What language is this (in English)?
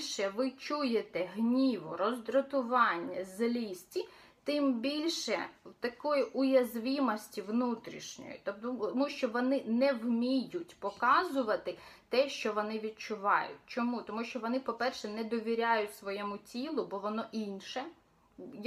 Ukrainian